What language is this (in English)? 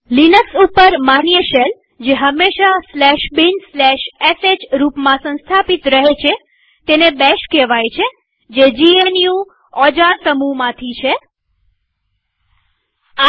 Gujarati